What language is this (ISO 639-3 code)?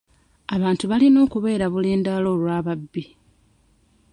lug